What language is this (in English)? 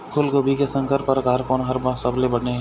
Chhattisgarhi